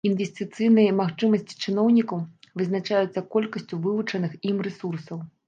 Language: Belarusian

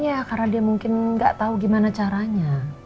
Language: Indonesian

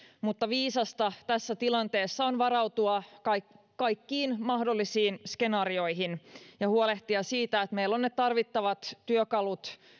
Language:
Finnish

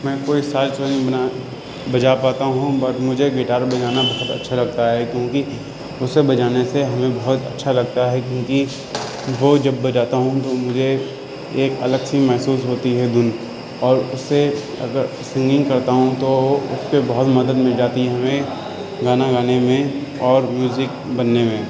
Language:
Urdu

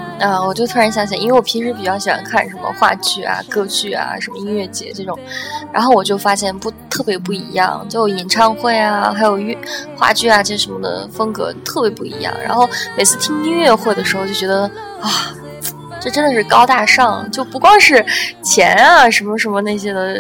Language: Chinese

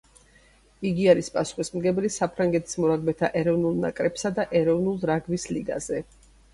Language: Georgian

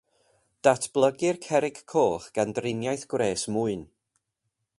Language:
Welsh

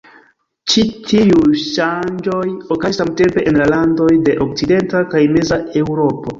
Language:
Esperanto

